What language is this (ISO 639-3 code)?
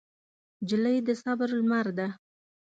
pus